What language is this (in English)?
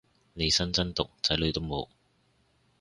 Cantonese